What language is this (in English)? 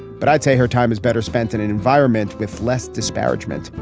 English